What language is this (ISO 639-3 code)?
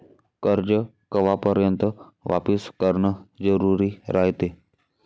mar